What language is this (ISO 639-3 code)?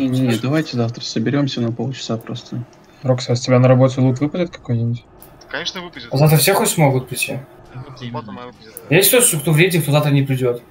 rus